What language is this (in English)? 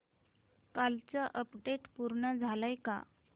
Marathi